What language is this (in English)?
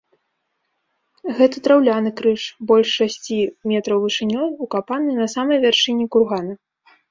Belarusian